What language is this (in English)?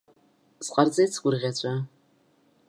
Abkhazian